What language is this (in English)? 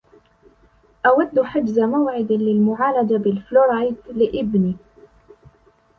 Arabic